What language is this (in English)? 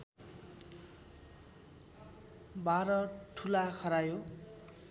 Nepali